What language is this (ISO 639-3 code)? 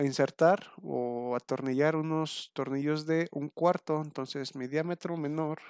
spa